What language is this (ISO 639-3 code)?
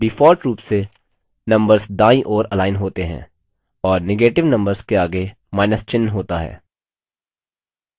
hin